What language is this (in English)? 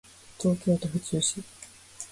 Japanese